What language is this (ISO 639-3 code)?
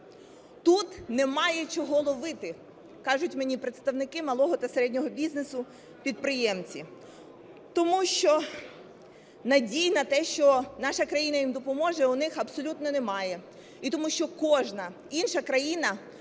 ukr